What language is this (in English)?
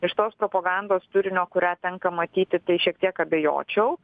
Lithuanian